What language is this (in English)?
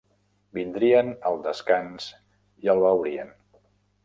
Catalan